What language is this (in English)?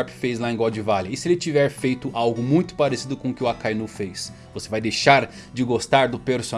Portuguese